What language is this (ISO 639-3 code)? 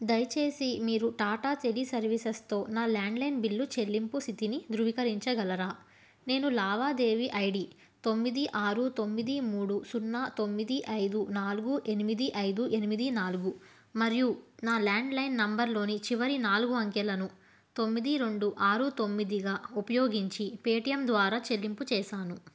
tel